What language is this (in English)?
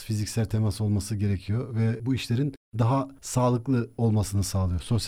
Turkish